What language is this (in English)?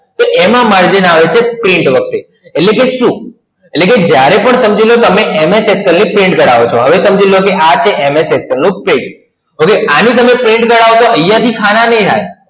Gujarati